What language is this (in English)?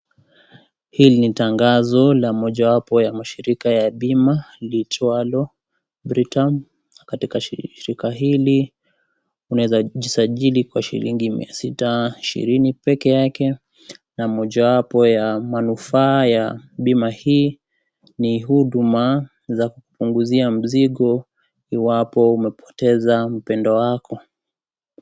Swahili